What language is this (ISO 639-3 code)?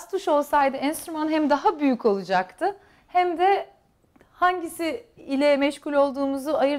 tur